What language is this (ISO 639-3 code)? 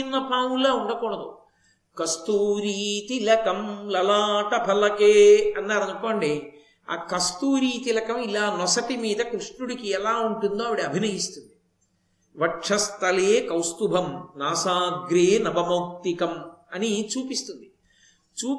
tel